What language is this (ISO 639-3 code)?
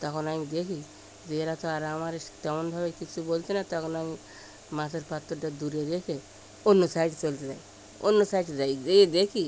ben